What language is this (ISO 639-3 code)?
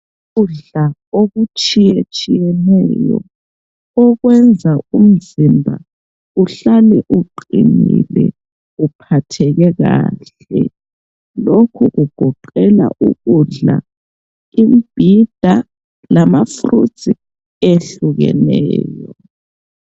nde